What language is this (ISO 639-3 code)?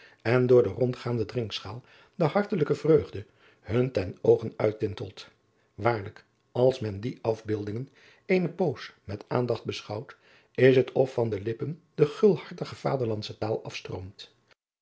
nld